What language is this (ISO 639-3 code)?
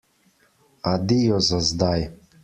slv